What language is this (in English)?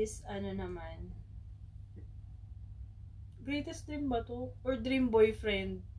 Filipino